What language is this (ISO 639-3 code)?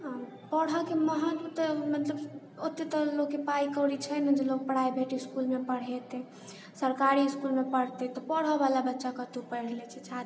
mai